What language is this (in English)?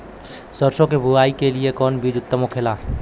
Bhojpuri